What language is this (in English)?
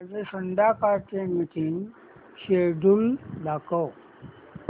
Marathi